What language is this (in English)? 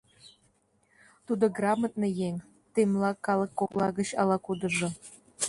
Mari